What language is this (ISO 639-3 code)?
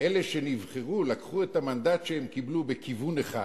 heb